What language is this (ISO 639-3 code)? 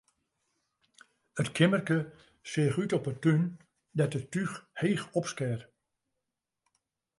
fry